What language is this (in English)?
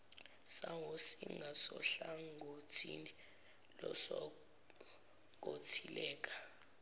Zulu